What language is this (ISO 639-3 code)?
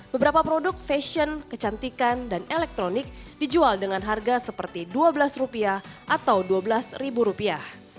ind